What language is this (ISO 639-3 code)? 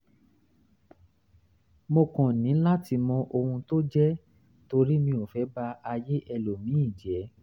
yor